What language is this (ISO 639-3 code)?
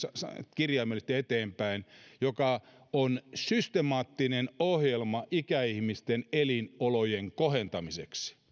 fin